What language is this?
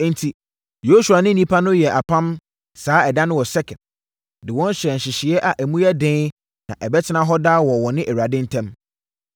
Akan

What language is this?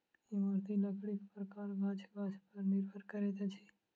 Maithili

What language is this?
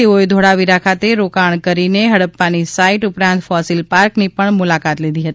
Gujarati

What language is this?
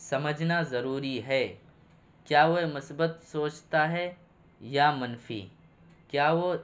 Urdu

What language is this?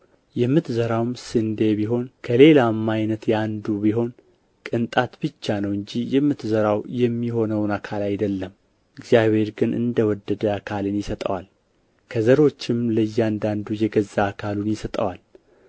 Amharic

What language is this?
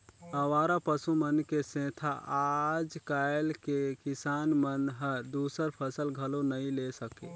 Chhattisgarhi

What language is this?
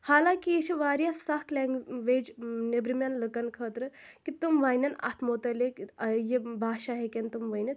Kashmiri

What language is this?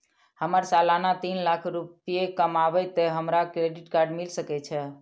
Maithili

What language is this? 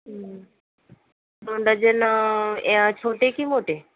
Marathi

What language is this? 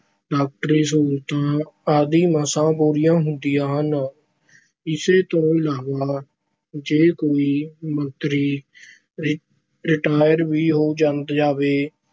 Punjabi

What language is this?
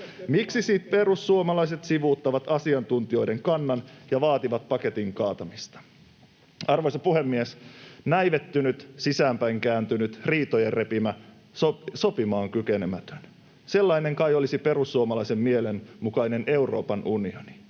Finnish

